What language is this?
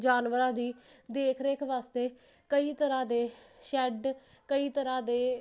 Punjabi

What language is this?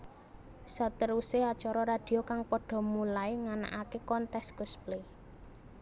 Javanese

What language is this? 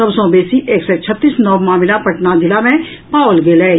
Maithili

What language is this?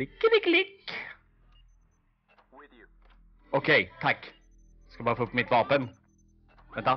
Swedish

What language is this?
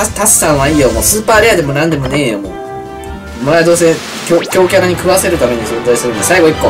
Japanese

